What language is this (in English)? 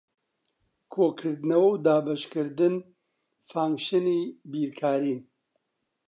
Central Kurdish